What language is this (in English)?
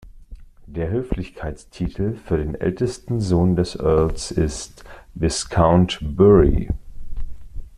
German